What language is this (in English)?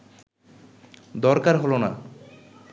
Bangla